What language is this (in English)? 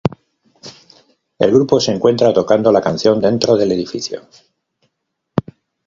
Spanish